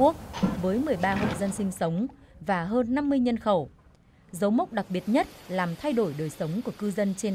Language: Vietnamese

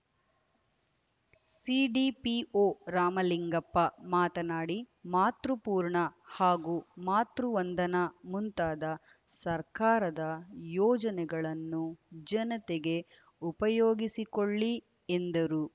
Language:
Kannada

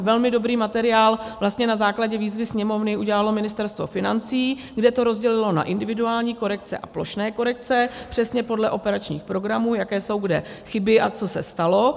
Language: Czech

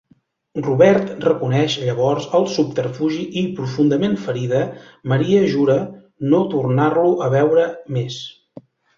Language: Catalan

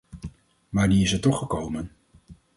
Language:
Dutch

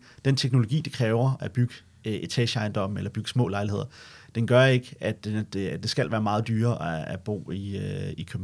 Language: Danish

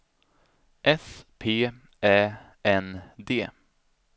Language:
Swedish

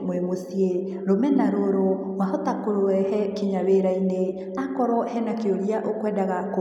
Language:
Kikuyu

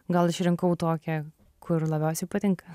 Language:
Lithuanian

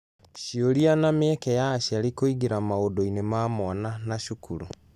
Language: Kikuyu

